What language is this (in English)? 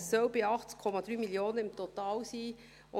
Swiss German